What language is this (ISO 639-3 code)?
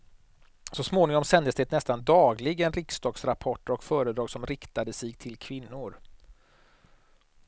swe